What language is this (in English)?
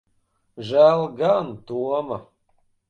Latvian